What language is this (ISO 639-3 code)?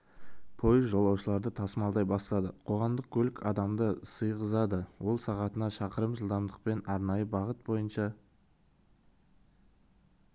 kaz